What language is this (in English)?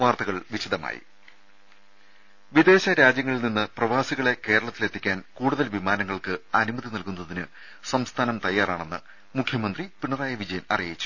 Malayalam